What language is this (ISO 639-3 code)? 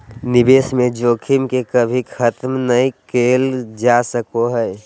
mag